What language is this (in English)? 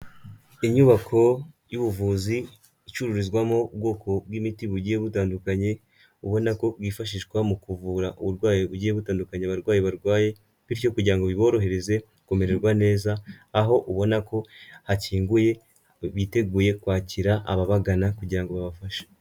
Kinyarwanda